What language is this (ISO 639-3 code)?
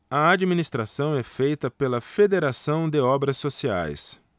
por